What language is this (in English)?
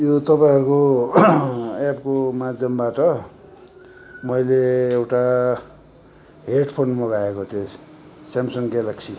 Nepali